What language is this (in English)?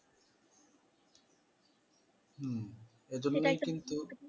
Bangla